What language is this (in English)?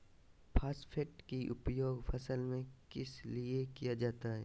Magahi